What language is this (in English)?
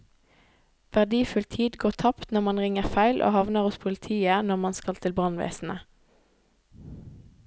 Norwegian